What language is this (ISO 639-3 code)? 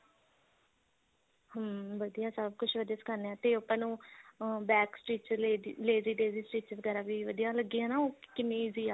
pan